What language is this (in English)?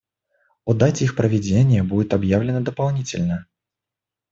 Russian